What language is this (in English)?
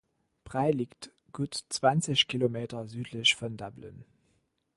German